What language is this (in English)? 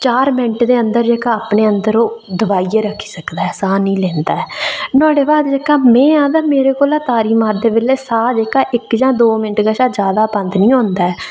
Dogri